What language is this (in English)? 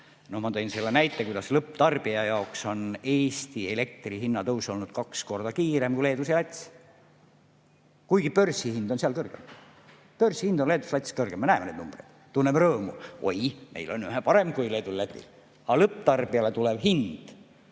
Estonian